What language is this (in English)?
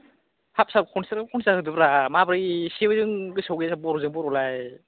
Bodo